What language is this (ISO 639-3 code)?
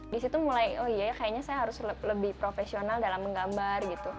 ind